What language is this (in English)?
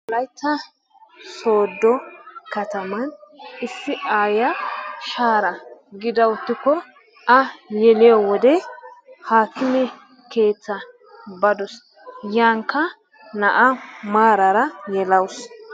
Wolaytta